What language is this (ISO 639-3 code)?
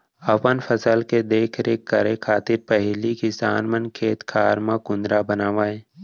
hne